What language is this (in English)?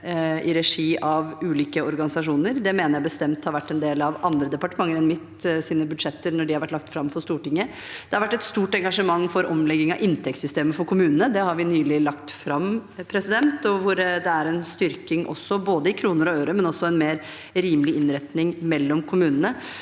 Norwegian